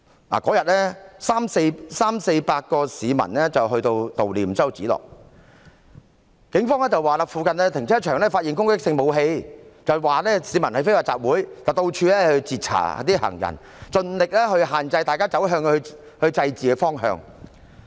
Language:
Cantonese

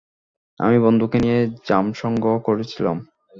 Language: Bangla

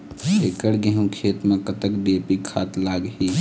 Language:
Chhattisgarhi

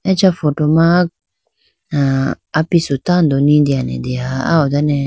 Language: Idu-Mishmi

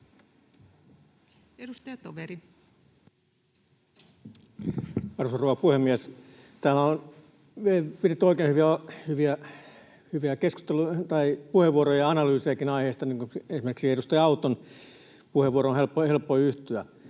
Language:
Finnish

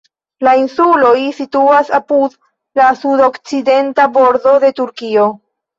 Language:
Esperanto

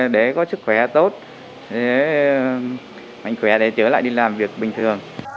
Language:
Vietnamese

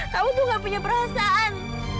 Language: Indonesian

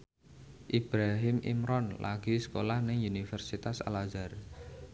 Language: Javanese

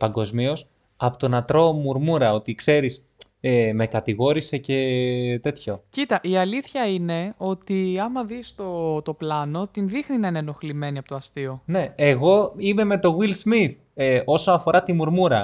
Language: Greek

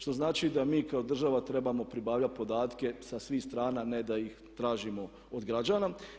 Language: Croatian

